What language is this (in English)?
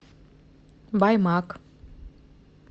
Russian